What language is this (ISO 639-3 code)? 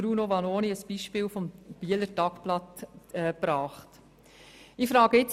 gsw